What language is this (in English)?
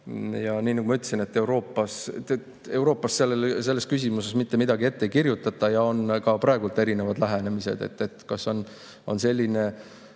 Estonian